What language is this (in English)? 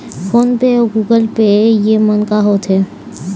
Chhattisgarhi